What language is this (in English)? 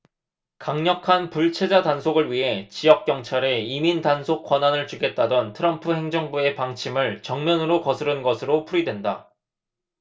Korean